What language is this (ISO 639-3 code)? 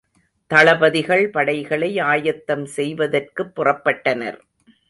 tam